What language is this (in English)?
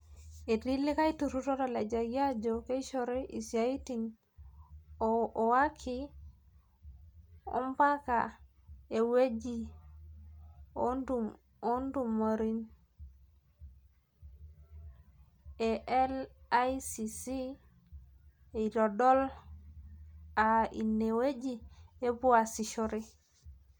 Masai